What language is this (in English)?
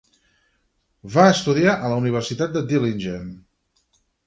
Catalan